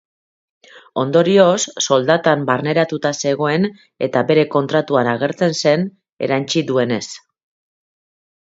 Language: Basque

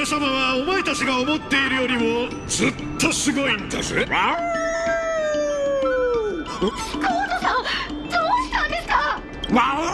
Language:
Japanese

